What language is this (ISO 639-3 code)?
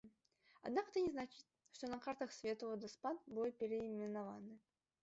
bel